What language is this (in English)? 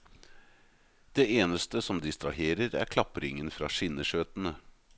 Norwegian